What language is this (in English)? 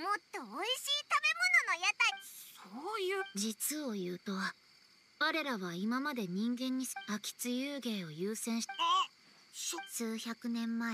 Japanese